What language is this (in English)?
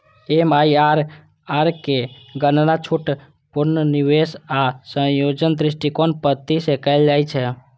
Maithili